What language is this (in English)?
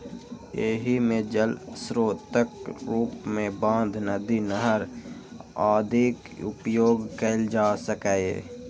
Maithili